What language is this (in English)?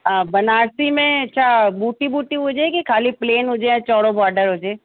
Sindhi